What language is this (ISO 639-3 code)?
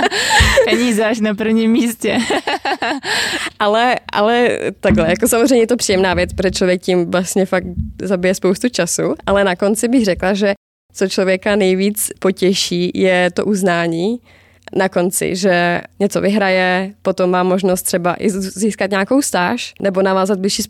ces